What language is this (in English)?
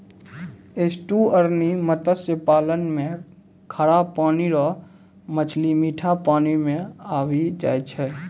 Maithili